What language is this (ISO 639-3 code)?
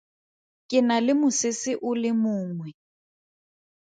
tsn